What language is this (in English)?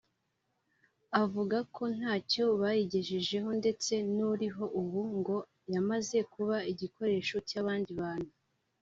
Kinyarwanda